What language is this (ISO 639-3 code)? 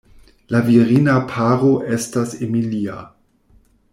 epo